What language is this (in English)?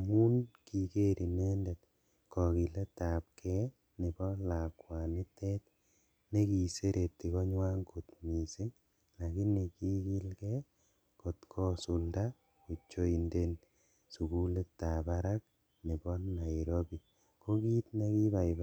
Kalenjin